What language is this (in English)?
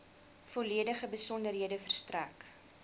Afrikaans